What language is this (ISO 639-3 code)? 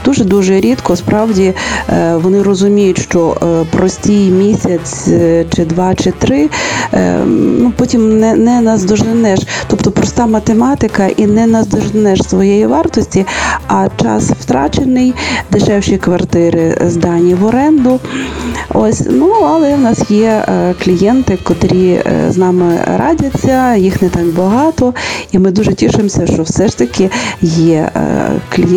ukr